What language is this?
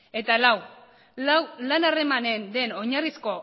Basque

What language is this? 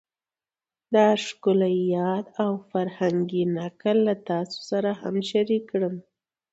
Pashto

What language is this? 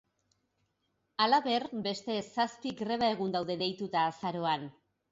Basque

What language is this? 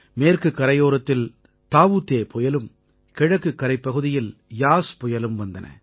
Tamil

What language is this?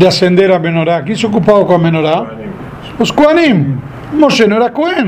Portuguese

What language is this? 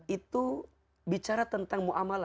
Indonesian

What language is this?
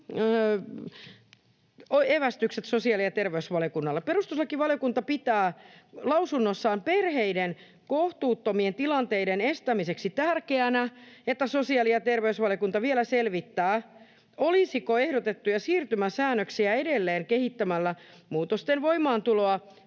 Finnish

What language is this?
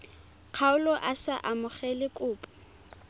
Tswana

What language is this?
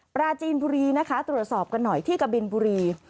Thai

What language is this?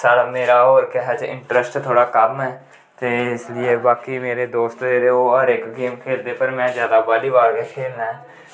Dogri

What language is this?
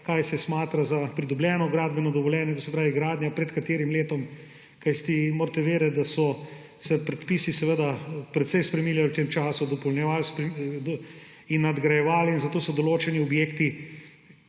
Slovenian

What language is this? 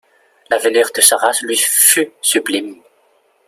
French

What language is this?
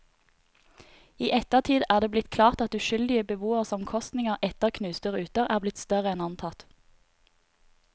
Norwegian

